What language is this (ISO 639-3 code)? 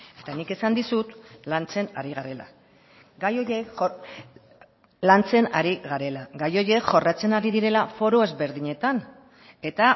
eus